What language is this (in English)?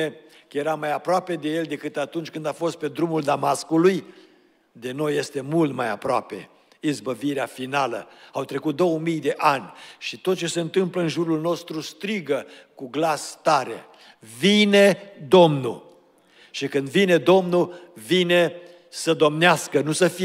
Romanian